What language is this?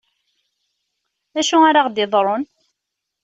Kabyle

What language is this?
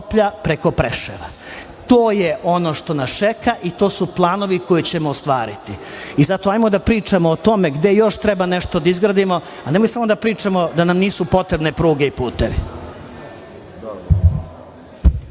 Serbian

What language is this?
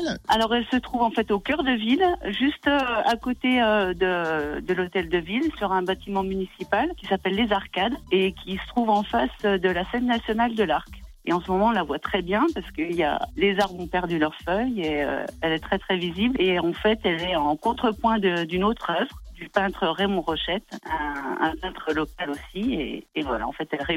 French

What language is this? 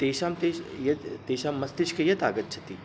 Sanskrit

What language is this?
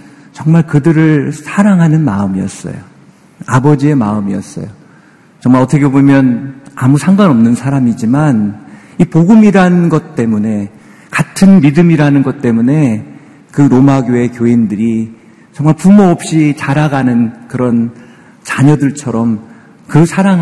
Korean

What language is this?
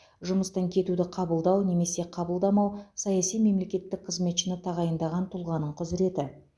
Kazakh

